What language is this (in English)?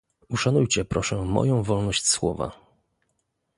Polish